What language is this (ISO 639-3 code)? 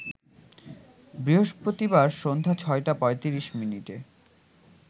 ben